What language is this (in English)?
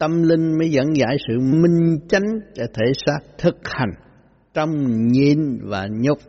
Vietnamese